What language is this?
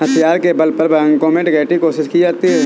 Hindi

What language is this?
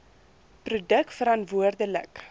Afrikaans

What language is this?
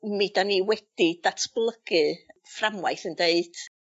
Welsh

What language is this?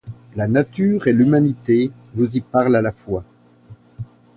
French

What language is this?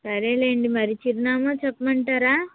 Telugu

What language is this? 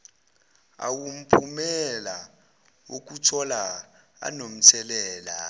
Zulu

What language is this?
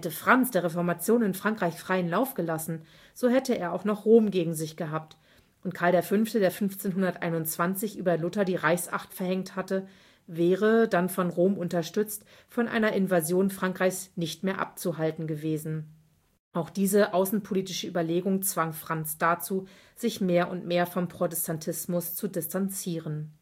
German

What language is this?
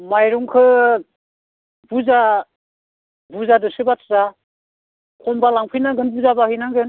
Bodo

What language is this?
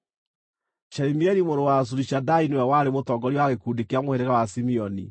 Kikuyu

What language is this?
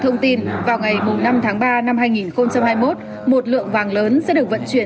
Vietnamese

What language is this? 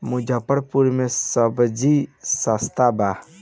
Bhojpuri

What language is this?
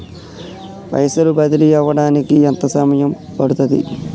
Telugu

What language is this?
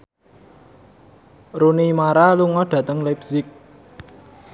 Javanese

